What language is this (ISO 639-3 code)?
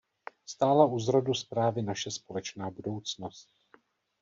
ces